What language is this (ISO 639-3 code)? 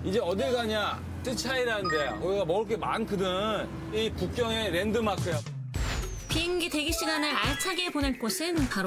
kor